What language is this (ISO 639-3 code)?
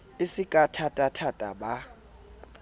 sot